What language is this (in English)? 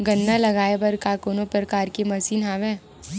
Chhattisgarhi